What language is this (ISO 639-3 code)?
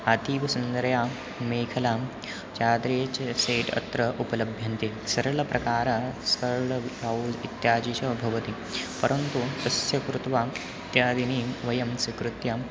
san